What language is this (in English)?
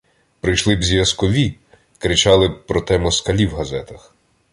Ukrainian